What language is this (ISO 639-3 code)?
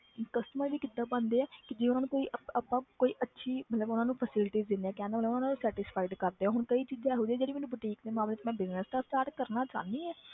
pan